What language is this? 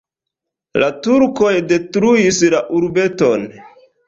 Esperanto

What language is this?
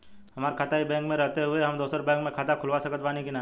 Bhojpuri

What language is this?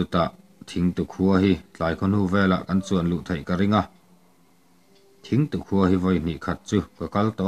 Thai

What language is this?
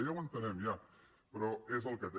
Catalan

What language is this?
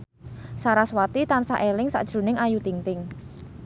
Javanese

